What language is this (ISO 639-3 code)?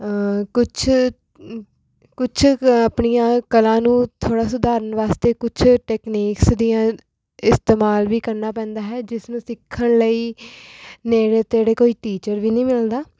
pan